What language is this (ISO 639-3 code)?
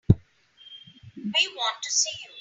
eng